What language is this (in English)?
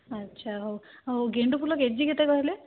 Odia